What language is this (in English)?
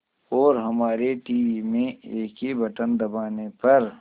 Hindi